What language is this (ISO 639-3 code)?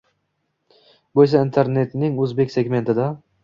uzb